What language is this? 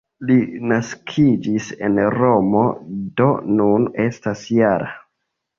Esperanto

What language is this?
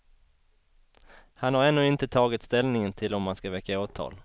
Swedish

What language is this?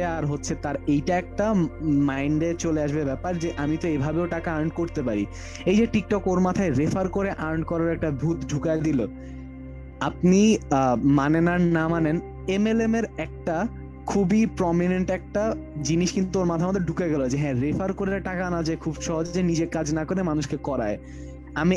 Bangla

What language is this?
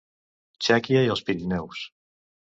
Catalan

